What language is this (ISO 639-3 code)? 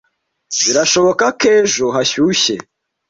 kin